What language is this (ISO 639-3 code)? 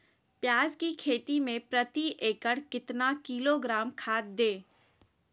mag